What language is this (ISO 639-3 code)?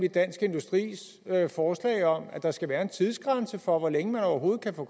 dan